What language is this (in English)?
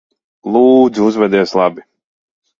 Latvian